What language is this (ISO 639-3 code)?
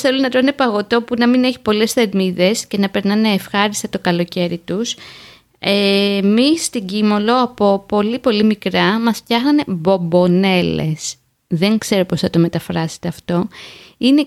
ell